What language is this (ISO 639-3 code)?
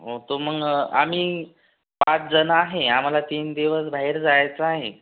mar